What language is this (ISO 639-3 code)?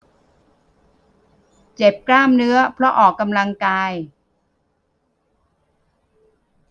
tha